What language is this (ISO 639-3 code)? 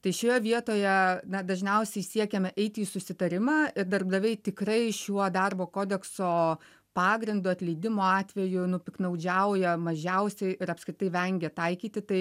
lit